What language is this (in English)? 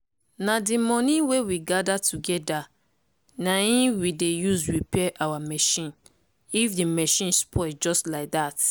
Nigerian Pidgin